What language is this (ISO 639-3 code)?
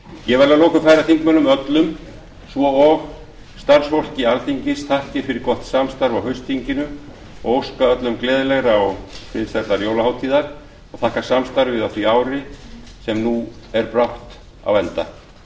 isl